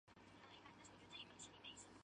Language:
Chinese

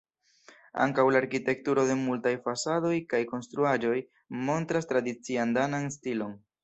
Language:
Esperanto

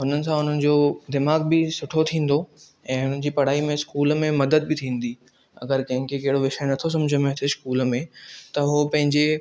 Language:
Sindhi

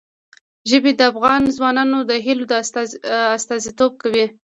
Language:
Pashto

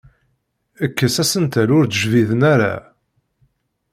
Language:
Kabyle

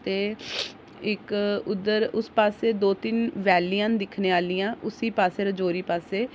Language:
Dogri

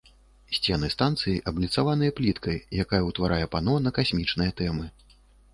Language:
Belarusian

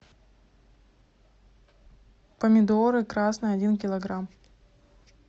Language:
Russian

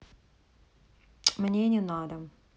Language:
Russian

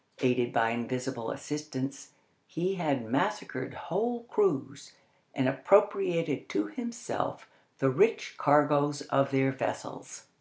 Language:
English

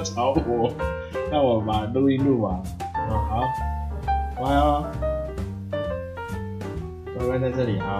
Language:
Chinese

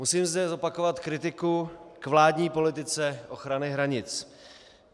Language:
Czech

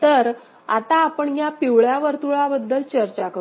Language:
Marathi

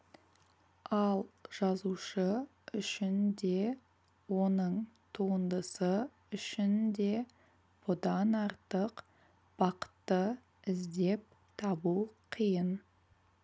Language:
Kazakh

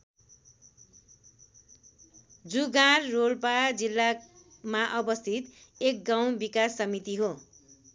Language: Nepali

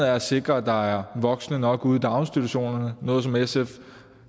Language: Danish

